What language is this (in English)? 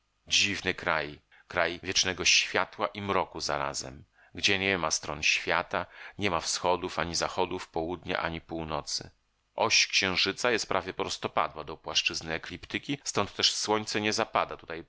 Polish